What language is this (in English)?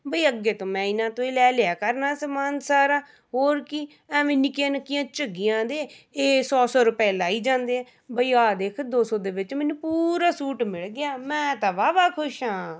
Punjabi